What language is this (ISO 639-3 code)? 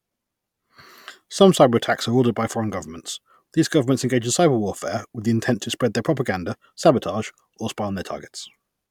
eng